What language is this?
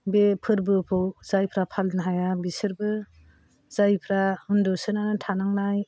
Bodo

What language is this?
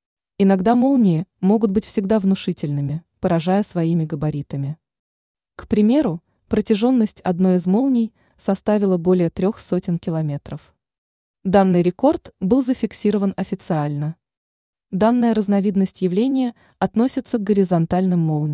Russian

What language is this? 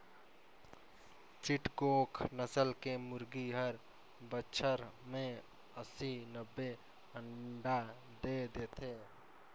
Chhattisgarhi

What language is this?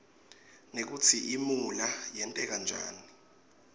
Swati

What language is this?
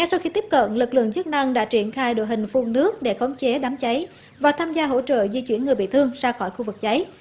Vietnamese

